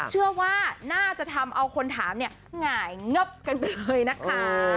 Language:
Thai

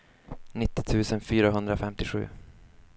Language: Swedish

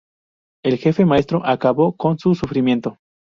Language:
Spanish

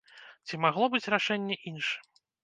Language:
Belarusian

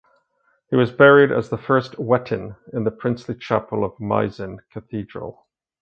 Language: English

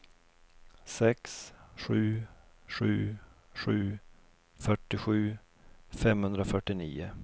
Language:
Swedish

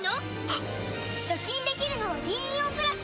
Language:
Japanese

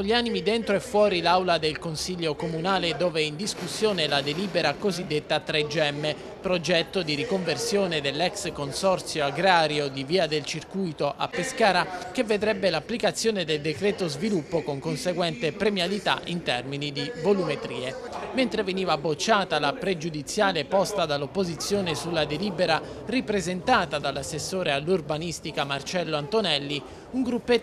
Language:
Italian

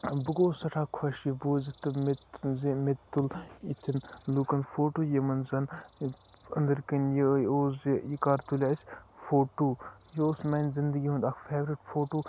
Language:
Kashmiri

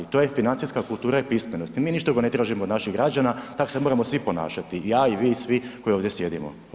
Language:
Croatian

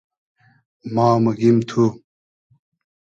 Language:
Hazaragi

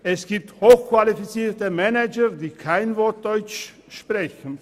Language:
Swiss German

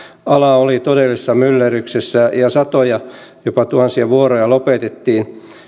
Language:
Finnish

